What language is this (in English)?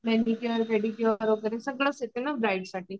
Marathi